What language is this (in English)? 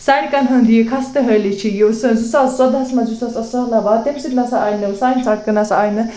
Kashmiri